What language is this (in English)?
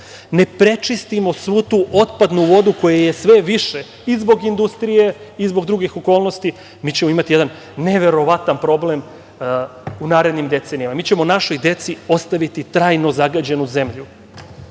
Serbian